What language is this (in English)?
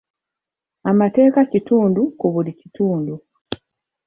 Ganda